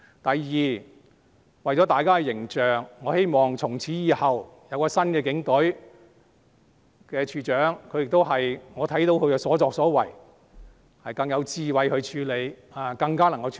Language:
Cantonese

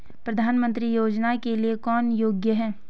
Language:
Hindi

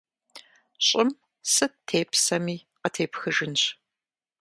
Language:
Kabardian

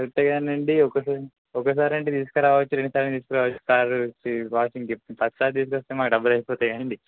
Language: Telugu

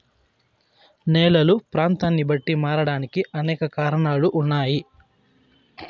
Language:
Telugu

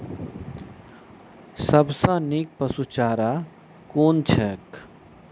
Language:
Maithili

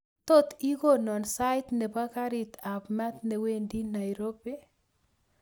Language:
Kalenjin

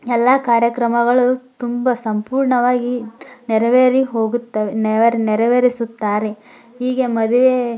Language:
Kannada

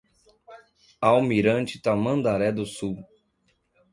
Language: Portuguese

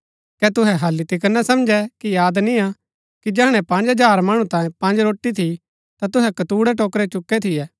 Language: Gaddi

